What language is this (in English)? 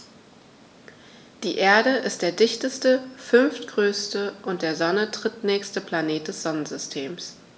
German